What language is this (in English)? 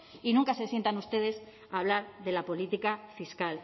Spanish